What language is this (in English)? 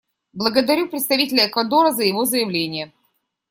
Russian